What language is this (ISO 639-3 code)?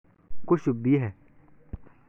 som